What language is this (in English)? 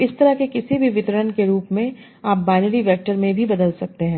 Hindi